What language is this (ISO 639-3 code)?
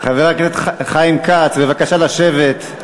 heb